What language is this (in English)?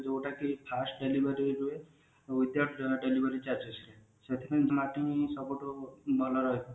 Odia